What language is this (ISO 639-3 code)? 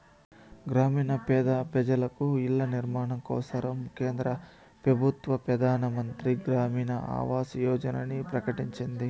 tel